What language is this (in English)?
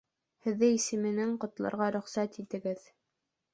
Bashkir